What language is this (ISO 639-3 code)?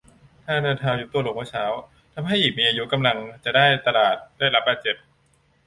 tha